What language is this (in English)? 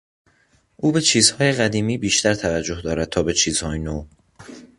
Persian